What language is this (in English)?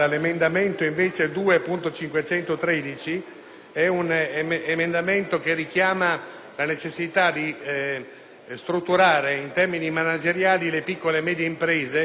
Italian